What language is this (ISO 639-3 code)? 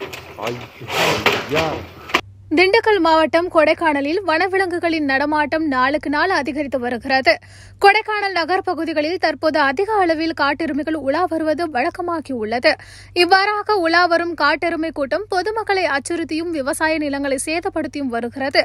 tur